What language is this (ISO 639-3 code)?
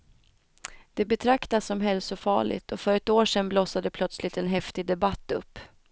swe